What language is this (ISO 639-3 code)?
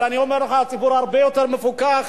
heb